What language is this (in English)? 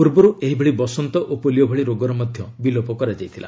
Odia